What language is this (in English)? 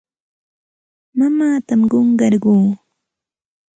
Santa Ana de Tusi Pasco Quechua